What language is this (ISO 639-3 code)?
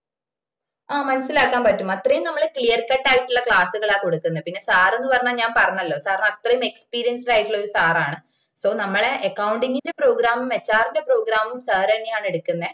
mal